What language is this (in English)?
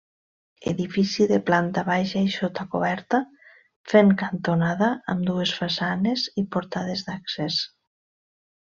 Catalan